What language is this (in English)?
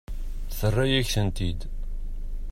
Kabyle